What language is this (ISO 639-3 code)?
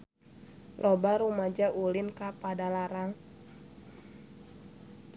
sun